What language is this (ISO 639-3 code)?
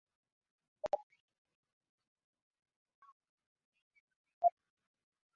swa